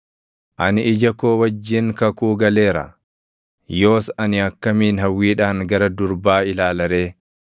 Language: Oromo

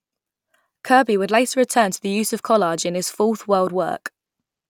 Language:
English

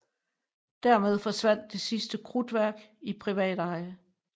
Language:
Danish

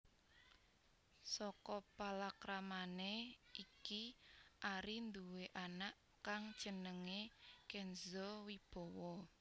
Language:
Javanese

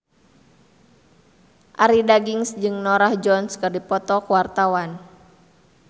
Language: Sundanese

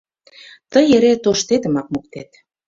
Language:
Mari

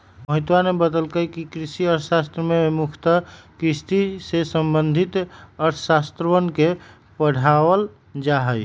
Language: Magahi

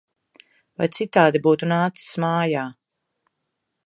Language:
Latvian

